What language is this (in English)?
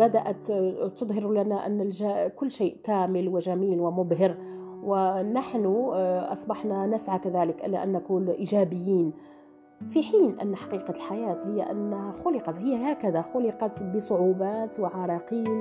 Arabic